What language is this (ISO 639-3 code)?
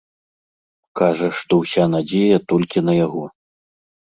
bel